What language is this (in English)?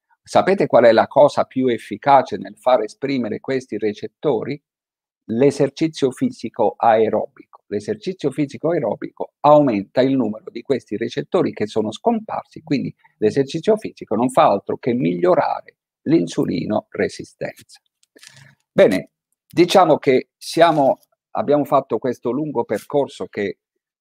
Italian